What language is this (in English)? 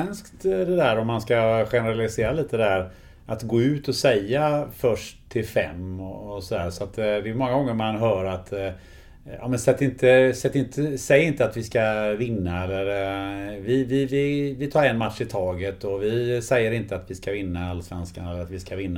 Swedish